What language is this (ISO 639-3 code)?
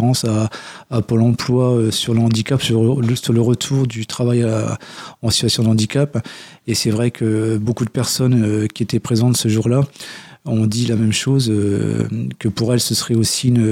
fra